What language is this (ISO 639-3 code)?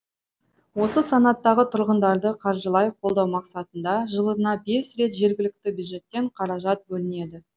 kaz